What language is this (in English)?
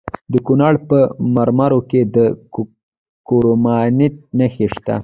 Pashto